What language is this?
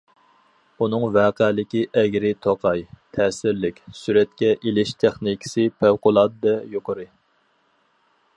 Uyghur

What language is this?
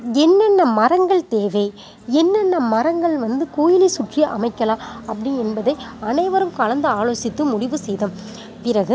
Tamil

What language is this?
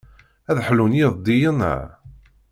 Kabyle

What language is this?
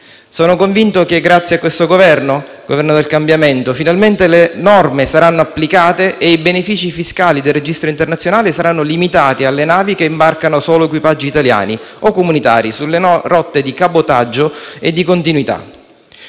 Italian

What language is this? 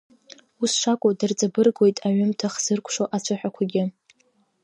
Abkhazian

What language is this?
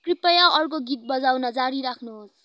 Nepali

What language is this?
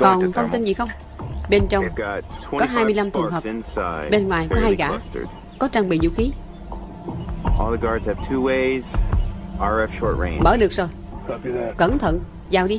Vietnamese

